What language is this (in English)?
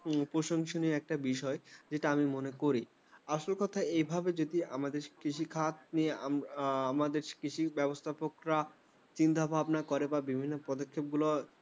Bangla